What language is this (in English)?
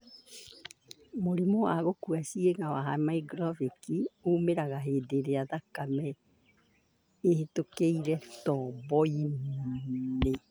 Kikuyu